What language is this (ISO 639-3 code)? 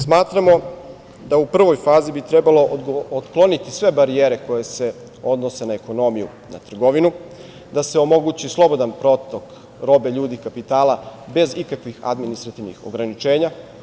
srp